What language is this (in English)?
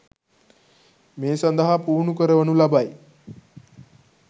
Sinhala